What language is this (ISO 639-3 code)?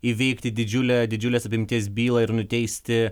lit